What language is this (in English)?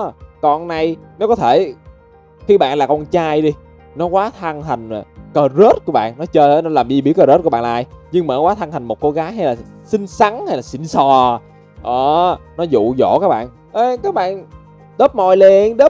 Vietnamese